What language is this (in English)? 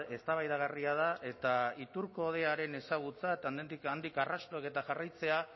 Basque